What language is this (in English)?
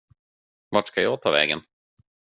Swedish